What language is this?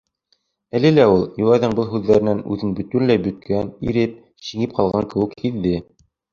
Bashkir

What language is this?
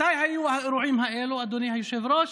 Hebrew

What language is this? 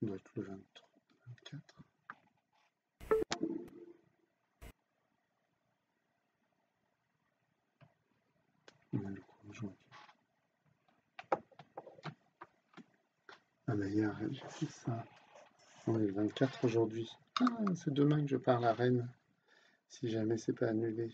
French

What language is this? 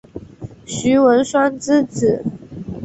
Chinese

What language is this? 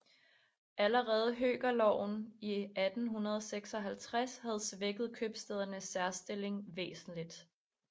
Danish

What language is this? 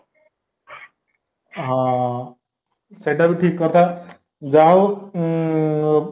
Odia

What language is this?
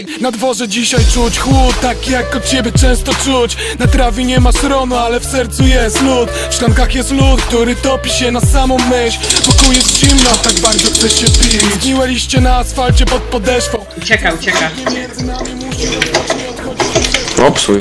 Polish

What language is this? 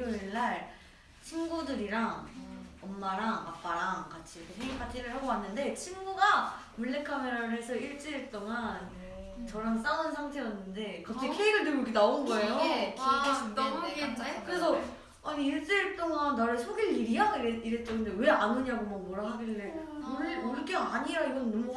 Korean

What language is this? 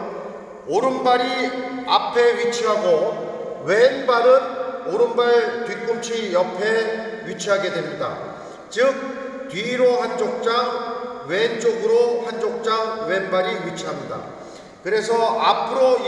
Korean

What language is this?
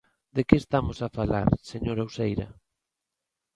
Galician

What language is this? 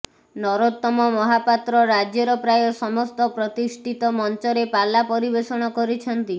Odia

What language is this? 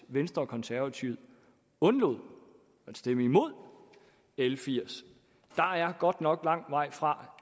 Danish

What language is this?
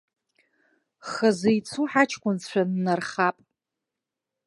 Abkhazian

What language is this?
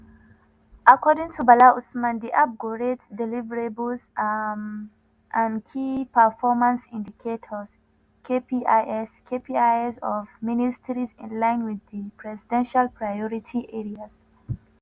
Nigerian Pidgin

